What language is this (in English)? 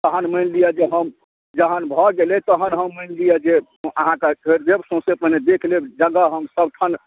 Maithili